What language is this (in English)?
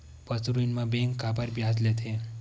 Chhattisgarhi